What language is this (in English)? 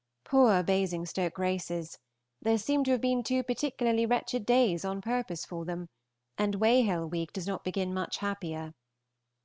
English